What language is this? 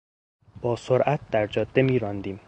Persian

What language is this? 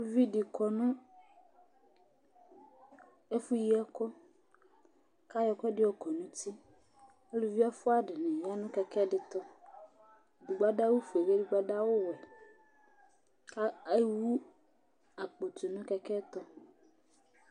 Ikposo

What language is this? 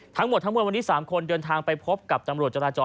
Thai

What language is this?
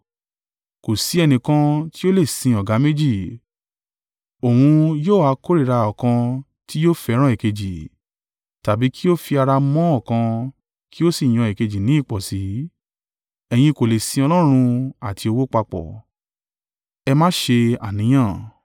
Yoruba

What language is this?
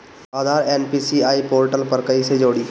Bhojpuri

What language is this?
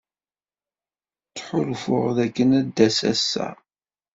Kabyle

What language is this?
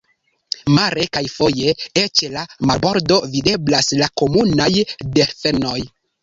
Esperanto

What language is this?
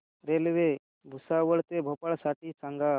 Marathi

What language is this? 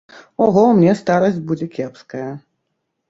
Belarusian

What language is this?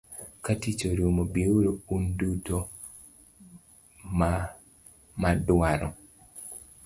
Luo (Kenya and Tanzania)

